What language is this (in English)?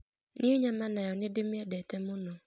Kikuyu